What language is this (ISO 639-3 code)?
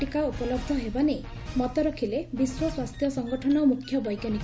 ori